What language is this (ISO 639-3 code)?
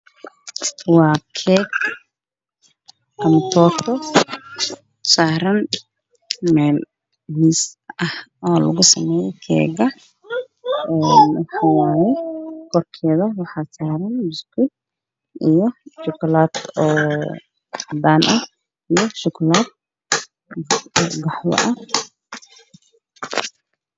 som